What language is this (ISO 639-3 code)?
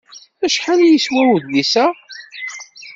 kab